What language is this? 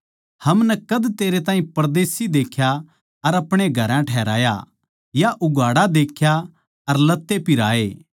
Haryanvi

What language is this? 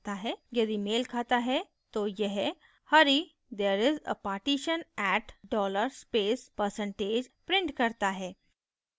Hindi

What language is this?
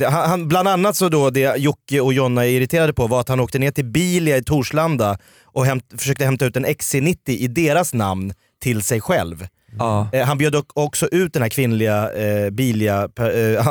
Swedish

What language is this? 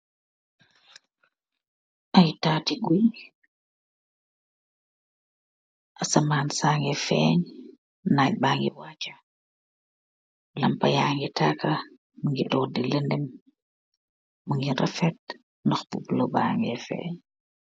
Wolof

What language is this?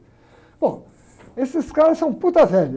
Portuguese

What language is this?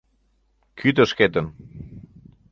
Mari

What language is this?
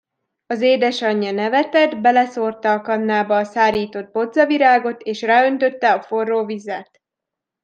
Hungarian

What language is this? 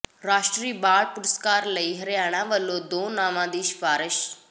Punjabi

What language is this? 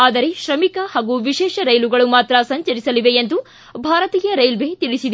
Kannada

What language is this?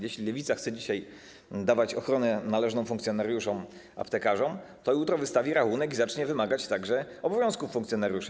Polish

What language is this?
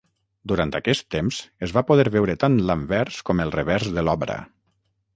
Catalan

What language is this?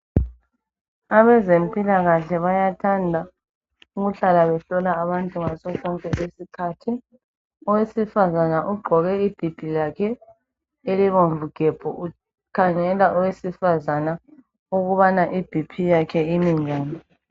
North Ndebele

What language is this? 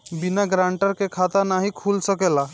Bhojpuri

